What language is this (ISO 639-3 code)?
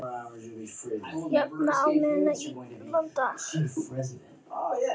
isl